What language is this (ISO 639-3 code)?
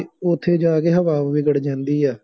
pan